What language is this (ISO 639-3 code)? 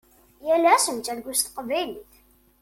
kab